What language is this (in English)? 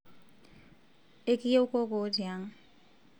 Masai